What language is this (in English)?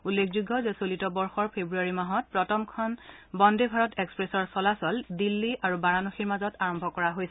Assamese